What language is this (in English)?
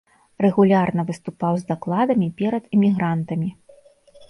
Belarusian